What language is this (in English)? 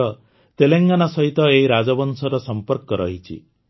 Odia